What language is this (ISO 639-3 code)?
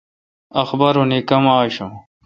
xka